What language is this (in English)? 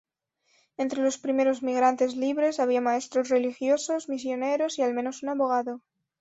Spanish